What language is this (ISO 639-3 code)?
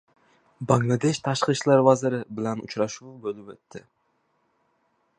uzb